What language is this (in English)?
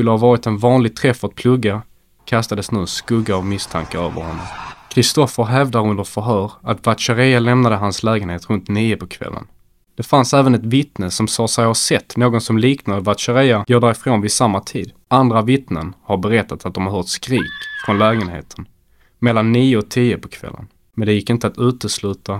Swedish